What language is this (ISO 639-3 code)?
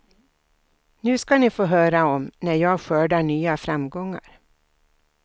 swe